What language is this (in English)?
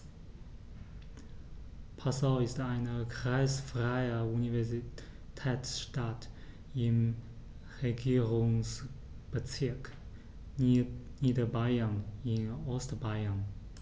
German